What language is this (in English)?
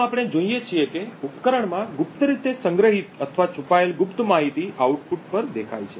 Gujarati